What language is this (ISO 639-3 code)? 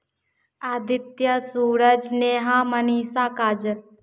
hin